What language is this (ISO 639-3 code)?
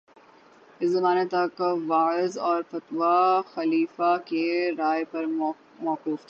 urd